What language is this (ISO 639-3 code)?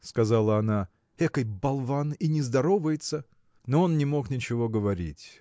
rus